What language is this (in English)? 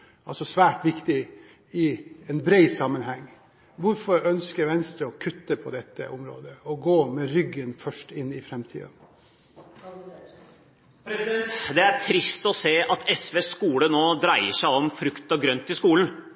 Norwegian Bokmål